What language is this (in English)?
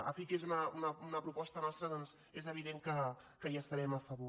Catalan